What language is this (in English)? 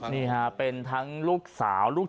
Thai